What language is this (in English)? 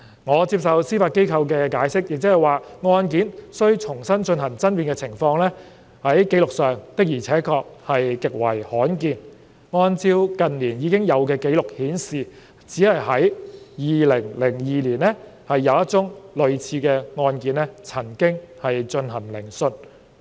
Cantonese